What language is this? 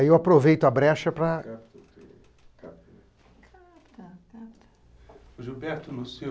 Portuguese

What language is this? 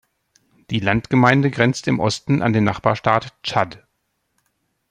German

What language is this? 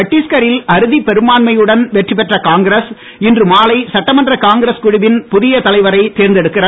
Tamil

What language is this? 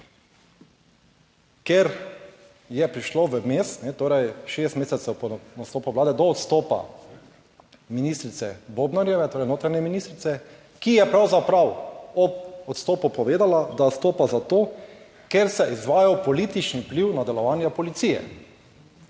Slovenian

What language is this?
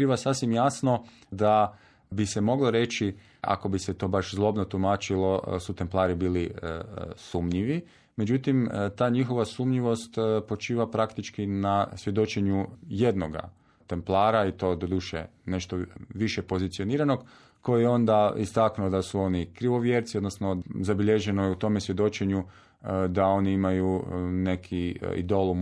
Croatian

